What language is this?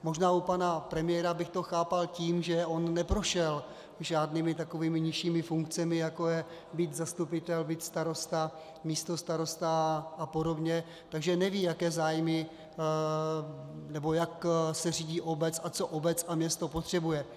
Czech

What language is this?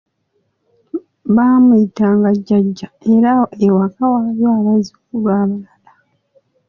Ganda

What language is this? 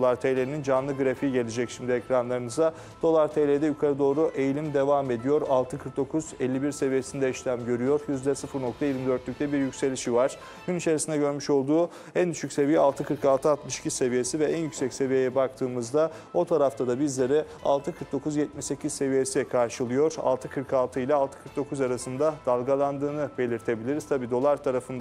Turkish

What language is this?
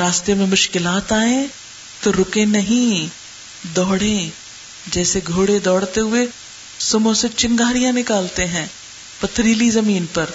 Urdu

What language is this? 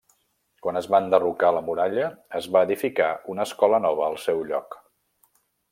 Catalan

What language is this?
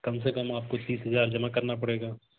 Hindi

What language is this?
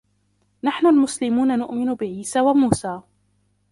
Arabic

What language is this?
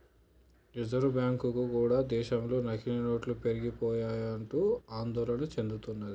Telugu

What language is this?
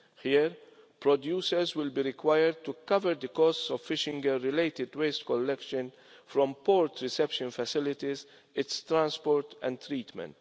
English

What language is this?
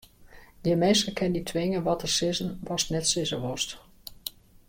Western Frisian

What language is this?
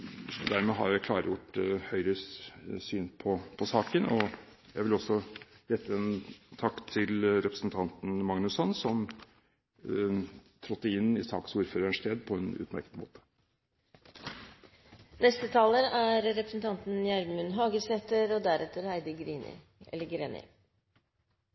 Norwegian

